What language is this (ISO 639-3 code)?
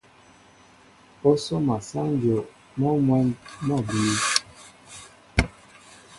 mbo